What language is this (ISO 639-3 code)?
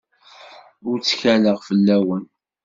kab